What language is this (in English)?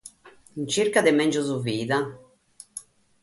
Sardinian